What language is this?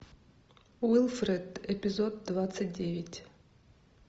Russian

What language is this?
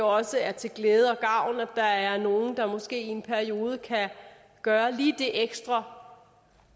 Danish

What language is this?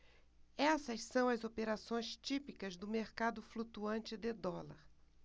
Portuguese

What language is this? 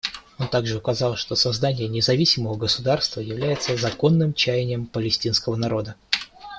Russian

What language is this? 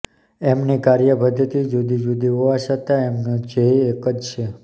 Gujarati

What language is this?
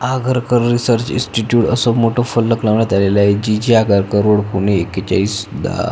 Marathi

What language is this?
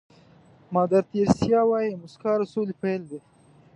Pashto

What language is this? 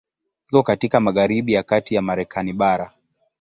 Swahili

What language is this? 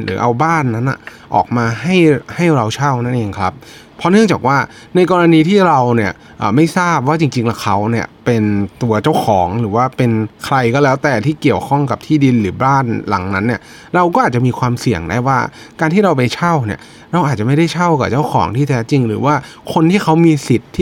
Thai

